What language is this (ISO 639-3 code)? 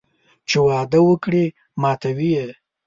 pus